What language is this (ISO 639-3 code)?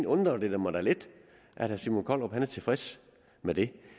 dan